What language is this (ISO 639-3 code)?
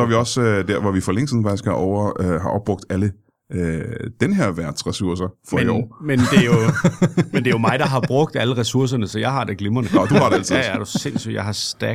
dan